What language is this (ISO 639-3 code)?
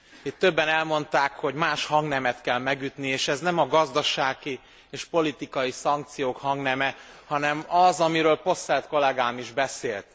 hun